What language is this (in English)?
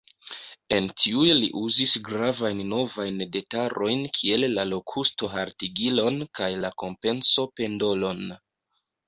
Esperanto